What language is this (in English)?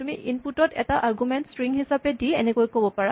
Assamese